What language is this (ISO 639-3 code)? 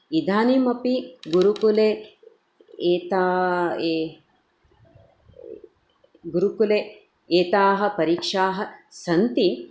san